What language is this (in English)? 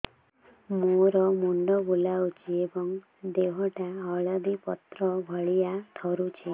Odia